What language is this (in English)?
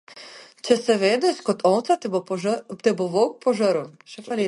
Slovenian